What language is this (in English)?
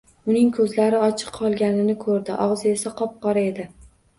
Uzbek